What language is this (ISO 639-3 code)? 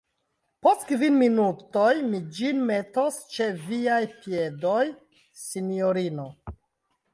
epo